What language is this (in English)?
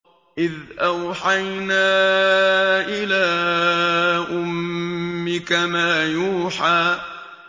Arabic